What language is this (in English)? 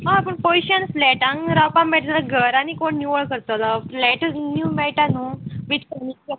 Konkani